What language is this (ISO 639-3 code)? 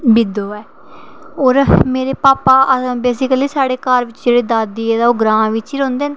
doi